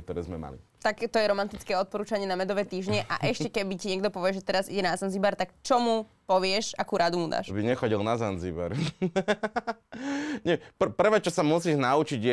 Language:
Slovak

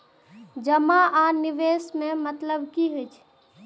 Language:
Maithili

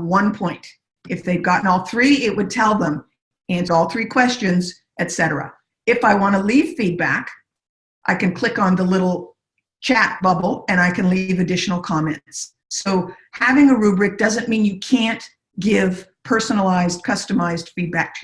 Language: English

